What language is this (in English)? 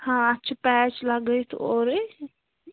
Kashmiri